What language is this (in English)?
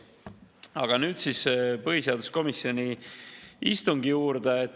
Estonian